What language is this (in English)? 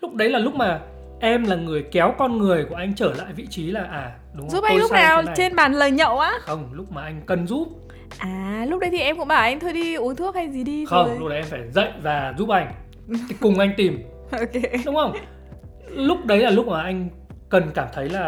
Vietnamese